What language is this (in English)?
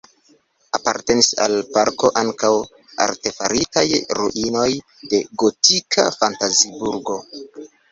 Esperanto